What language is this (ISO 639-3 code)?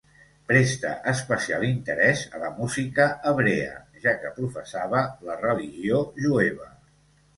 cat